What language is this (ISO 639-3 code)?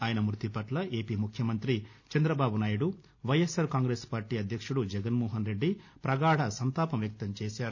tel